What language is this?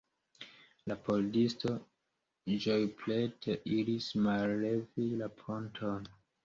Esperanto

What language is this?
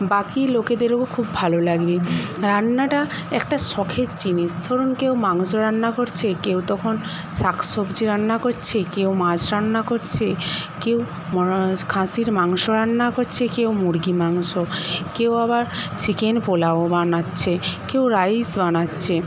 Bangla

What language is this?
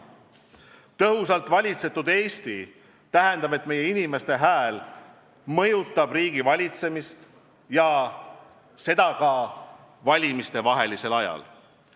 Estonian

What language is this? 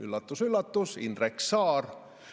Estonian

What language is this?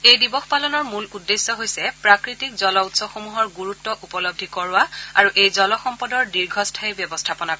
Assamese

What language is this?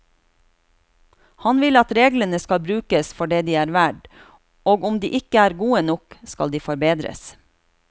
Norwegian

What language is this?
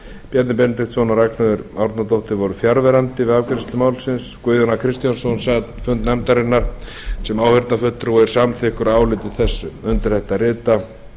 Icelandic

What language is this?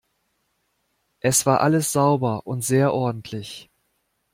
German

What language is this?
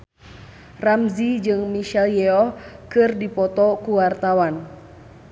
Sundanese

